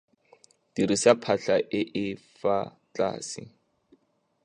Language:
Tswana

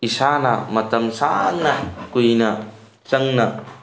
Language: Manipuri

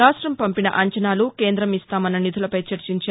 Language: Telugu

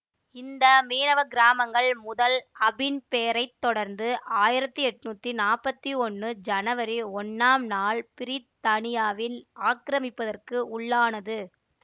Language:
Tamil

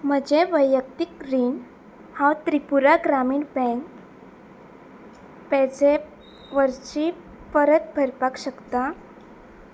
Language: Konkani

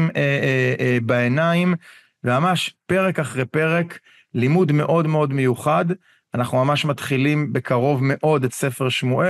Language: Hebrew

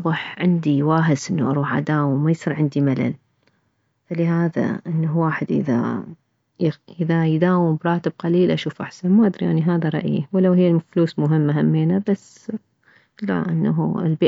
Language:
Mesopotamian Arabic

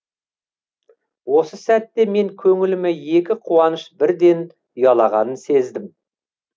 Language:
Kazakh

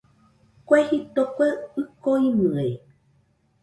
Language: Nüpode Huitoto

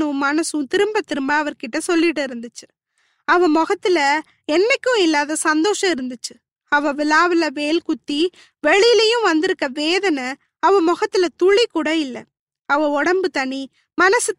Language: Tamil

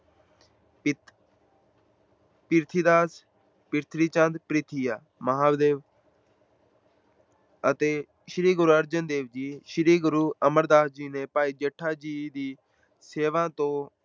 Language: Punjabi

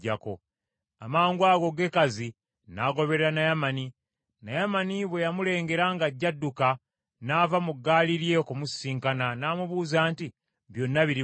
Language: Ganda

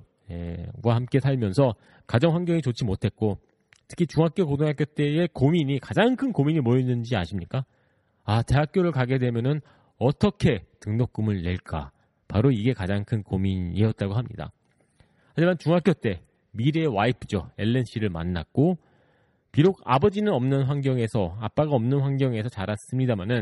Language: Korean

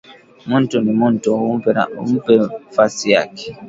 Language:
Swahili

